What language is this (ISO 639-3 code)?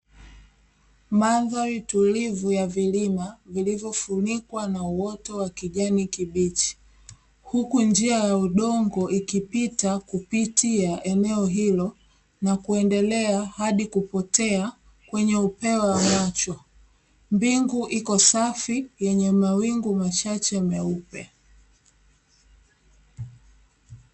swa